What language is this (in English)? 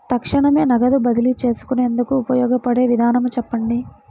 Telugu